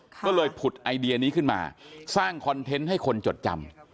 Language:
Thai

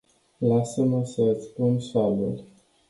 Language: Romanian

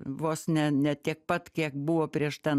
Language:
Lithuanian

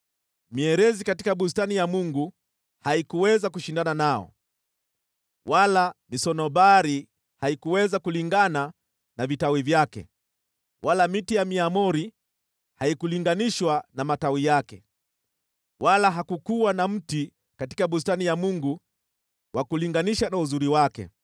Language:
Swahili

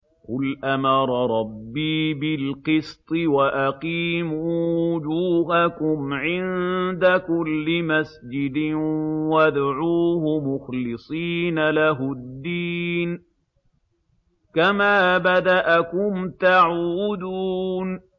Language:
Arabic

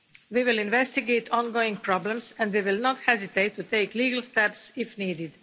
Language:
English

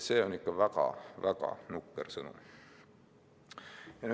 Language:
Estonian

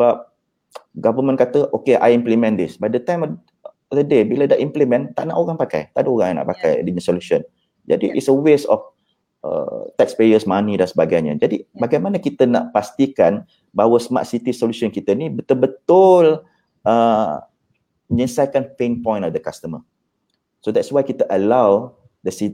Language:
Malay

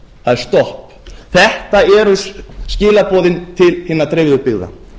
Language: Icelandic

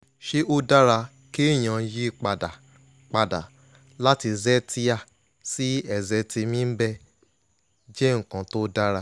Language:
Yoruba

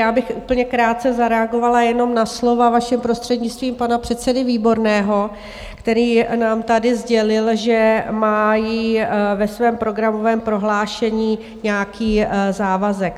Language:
Czech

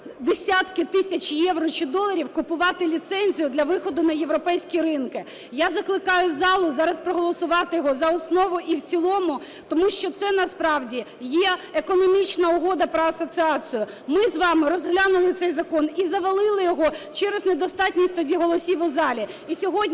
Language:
Ukrainian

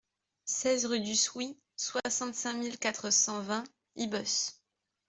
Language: French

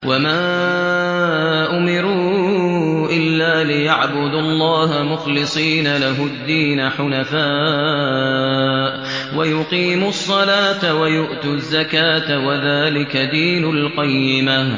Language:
Arabic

